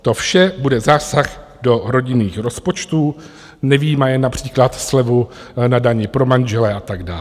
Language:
Czech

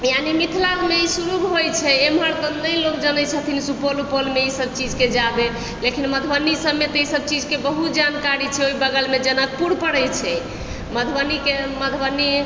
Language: Maithili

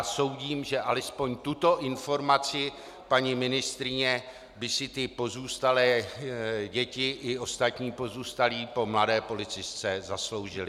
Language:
Czech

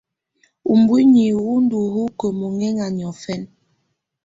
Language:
Tunen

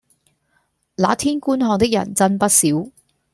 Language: Cantonese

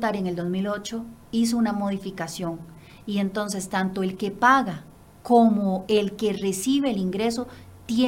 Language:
Spanish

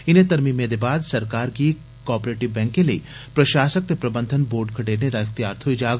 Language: Dogri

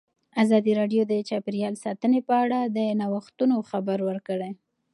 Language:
Pashto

